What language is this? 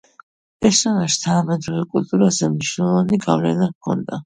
Georgian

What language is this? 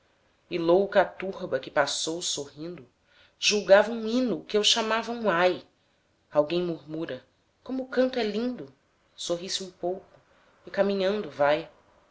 Portuguese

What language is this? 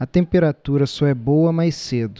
Portuguese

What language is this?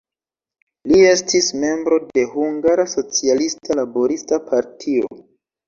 Esperanto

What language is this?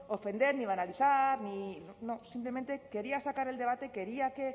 Spanish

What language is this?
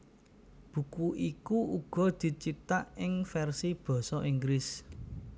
Javanese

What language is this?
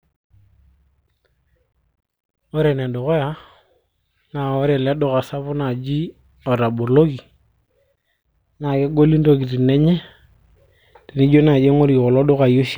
Masai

